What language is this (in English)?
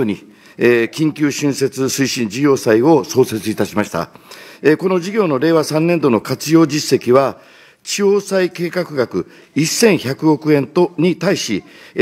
Japanese